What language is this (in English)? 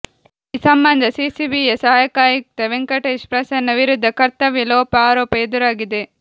Kannada